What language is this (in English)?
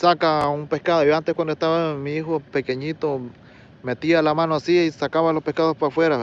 Spanish